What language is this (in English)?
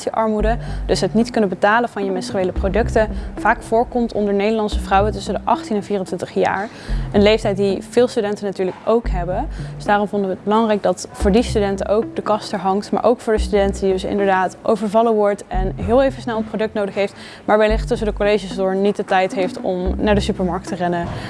Dutch